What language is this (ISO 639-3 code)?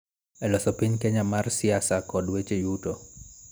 luo